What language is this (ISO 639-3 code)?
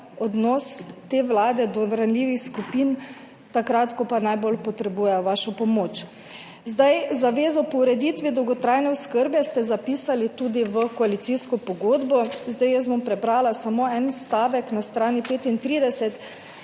slv